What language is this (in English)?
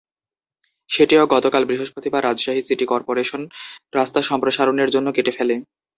Bangla